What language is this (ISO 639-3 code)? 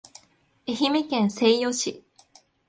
jpn